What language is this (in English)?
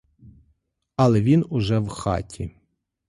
Ukrainian